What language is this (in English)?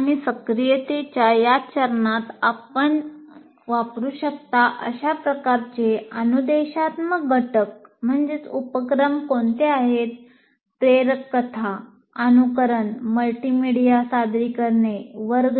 Marathi